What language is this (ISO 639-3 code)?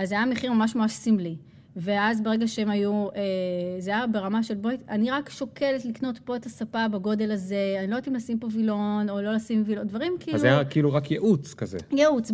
heb